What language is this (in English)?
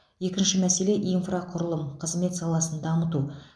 Kazakh